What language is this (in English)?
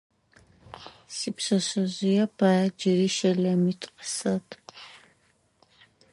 Adyghe